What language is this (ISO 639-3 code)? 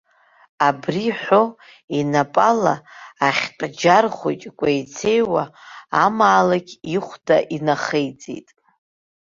abk